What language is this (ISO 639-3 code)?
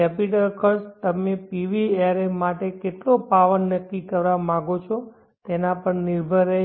guj